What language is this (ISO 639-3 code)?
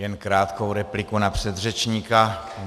ces